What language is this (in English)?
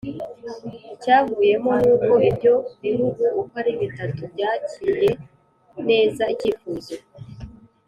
Kinyarwanda